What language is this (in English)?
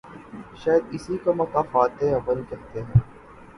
Urdu